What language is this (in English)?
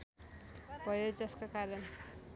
Nepali